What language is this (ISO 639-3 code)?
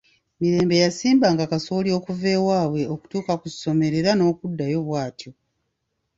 lug